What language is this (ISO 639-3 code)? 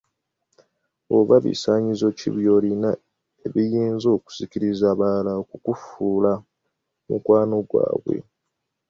lug